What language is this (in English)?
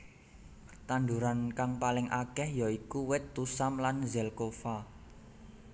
Javanese